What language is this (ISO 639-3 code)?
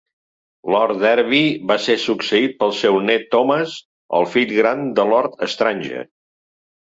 cat